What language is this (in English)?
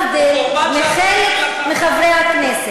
Hebrew